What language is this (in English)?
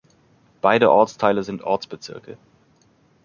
German